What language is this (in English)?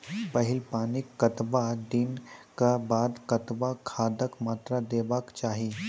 Maithili